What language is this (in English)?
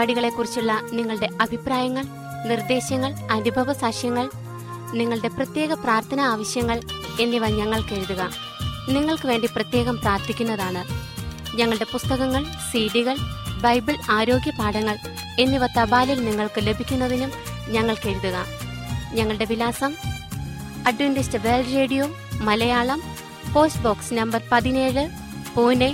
Malayalam